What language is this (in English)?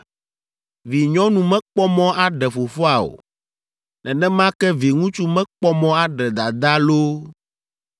Ewe